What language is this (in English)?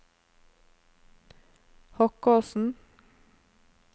Norwegian